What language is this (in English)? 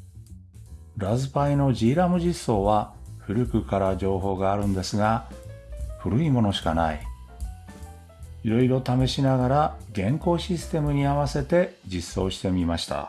Japanese